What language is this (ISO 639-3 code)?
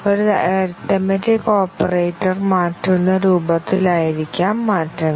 mal